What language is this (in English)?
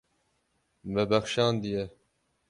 Kurdish